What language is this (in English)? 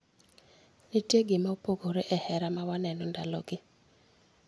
Luo (Kenya and Tanzania)